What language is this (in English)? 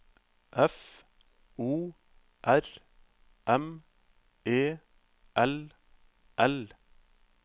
Norwegian